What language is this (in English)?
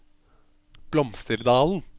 Norwegian